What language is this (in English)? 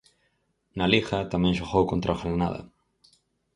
Galician